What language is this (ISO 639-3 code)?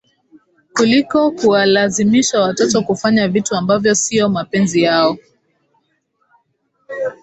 swa